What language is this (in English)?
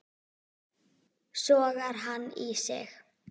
Icelandic